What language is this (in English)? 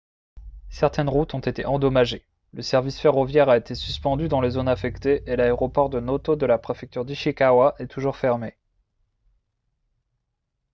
French